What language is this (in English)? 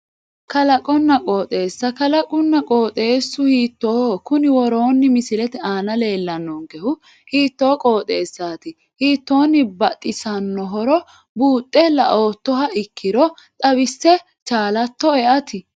Sidamo